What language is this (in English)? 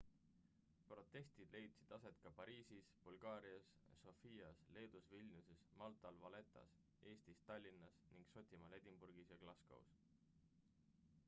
Estonian